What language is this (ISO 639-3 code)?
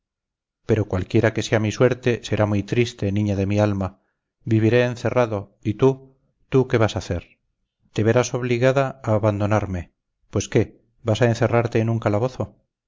spa